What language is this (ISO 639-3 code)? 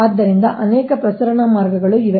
kan